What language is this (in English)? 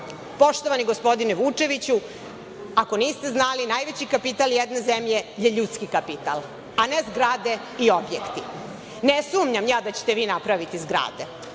Serbian